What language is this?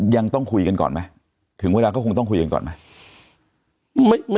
Thai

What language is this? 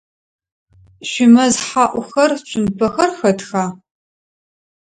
Adyghe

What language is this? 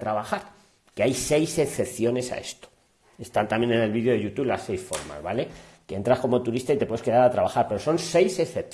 Spanish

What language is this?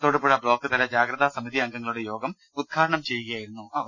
Malayalam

